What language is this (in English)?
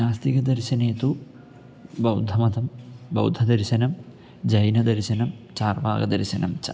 Sanskrit